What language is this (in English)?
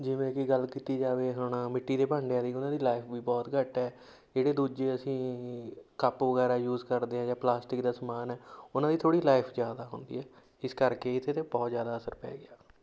Punjabi